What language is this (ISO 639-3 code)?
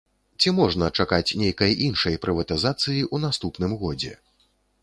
bel